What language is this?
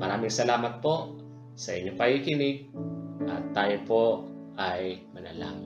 Filipino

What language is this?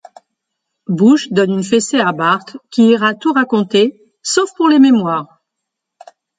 French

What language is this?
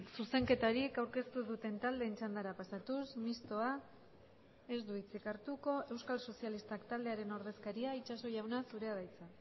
Basque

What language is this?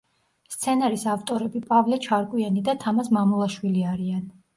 Georgian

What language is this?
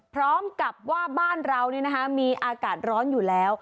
Thai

